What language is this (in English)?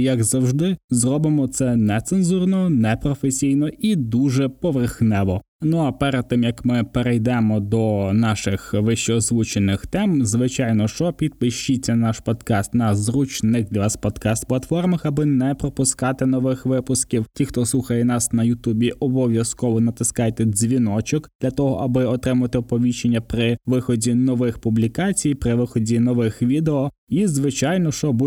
Ukrainian